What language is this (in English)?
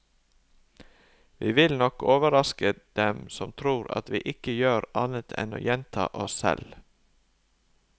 Norwegian